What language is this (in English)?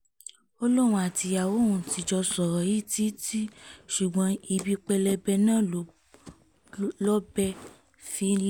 Yoruba